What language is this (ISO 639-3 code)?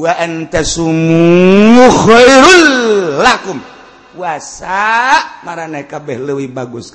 ind